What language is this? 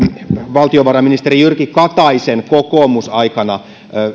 Finnish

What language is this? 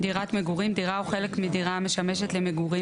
Hebrew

